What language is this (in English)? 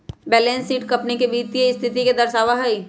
Magahi